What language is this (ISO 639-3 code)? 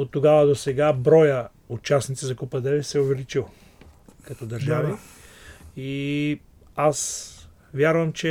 bul